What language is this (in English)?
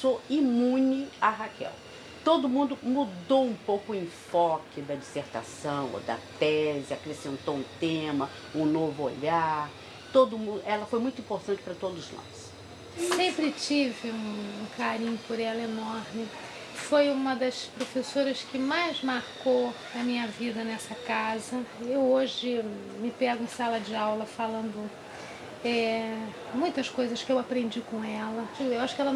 Portuguese